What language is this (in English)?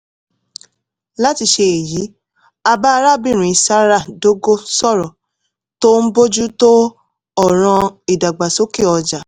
Yoruba